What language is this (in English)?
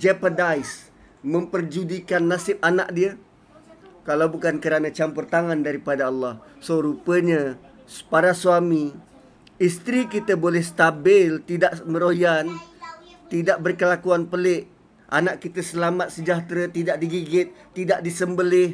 Malay